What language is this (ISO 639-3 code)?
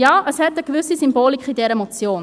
gsw